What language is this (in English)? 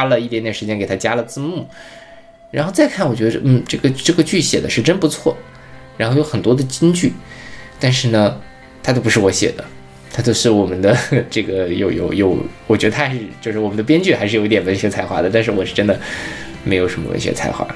Chinese